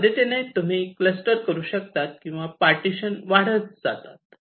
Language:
Marathi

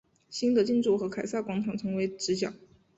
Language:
Chinese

